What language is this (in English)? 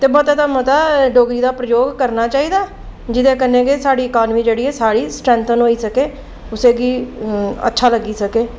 Dogri